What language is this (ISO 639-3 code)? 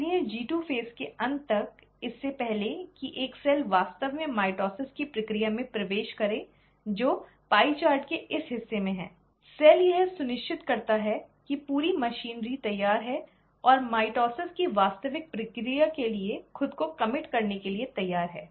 hin